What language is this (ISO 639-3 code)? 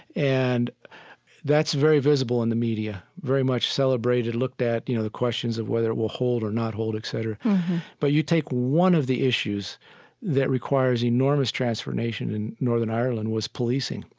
eng